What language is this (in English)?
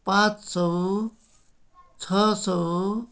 Nepali